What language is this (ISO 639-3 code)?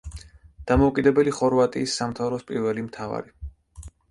kat